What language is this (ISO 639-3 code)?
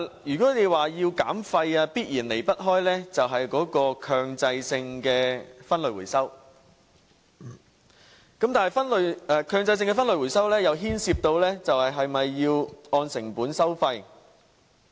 yue